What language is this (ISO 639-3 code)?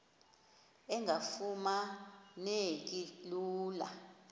xho